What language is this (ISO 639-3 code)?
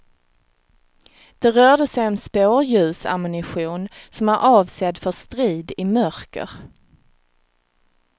swe